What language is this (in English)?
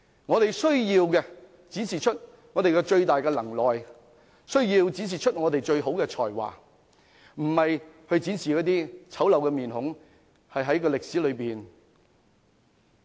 Cantonese